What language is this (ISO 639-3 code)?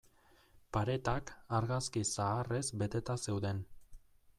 eus